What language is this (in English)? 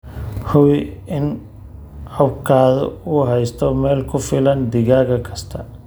Somali